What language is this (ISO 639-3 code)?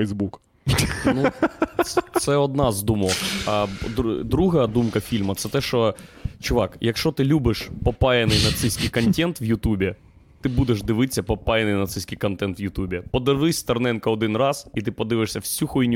ukr